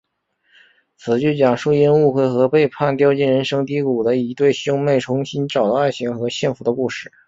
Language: Chinese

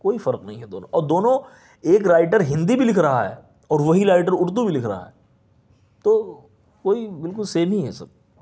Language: Urdu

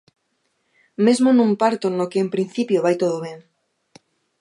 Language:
Galician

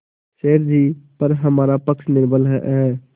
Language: Hindi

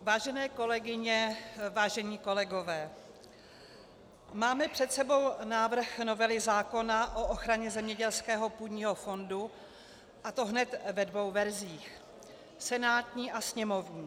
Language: Czech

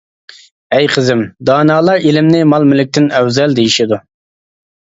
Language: Uyghur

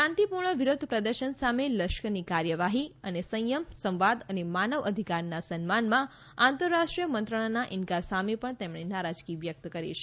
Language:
Gujarati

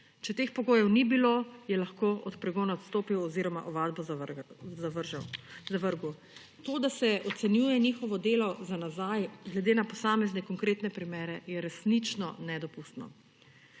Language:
Slovenian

